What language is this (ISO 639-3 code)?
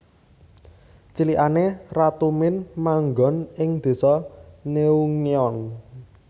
jav